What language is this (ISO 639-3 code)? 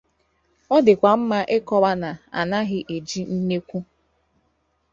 ibo